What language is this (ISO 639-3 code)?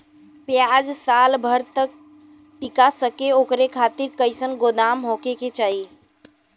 bho